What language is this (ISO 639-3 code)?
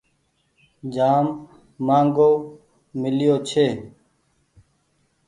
gig